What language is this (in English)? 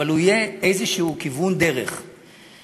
Hebrew